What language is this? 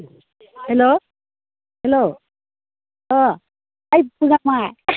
Bodo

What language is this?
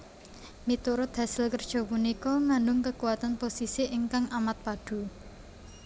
Javanese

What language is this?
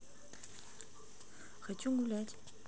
Russian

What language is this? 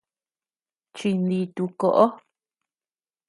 Tepeuxila Cuicatec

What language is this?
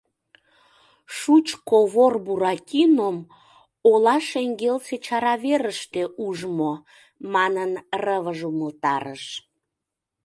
Mari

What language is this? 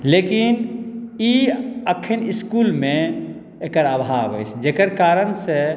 Maithili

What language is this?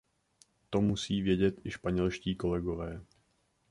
Czech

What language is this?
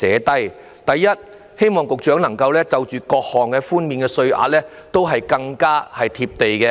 Cantonese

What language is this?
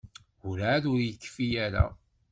Kabyle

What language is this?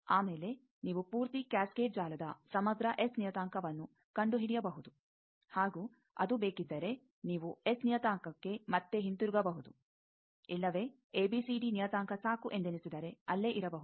Kannada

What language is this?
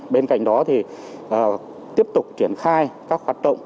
Vietnamese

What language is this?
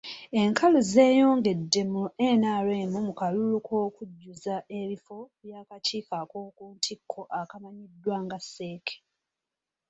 Ganda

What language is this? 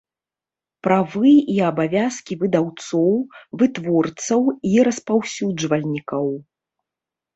Belarusian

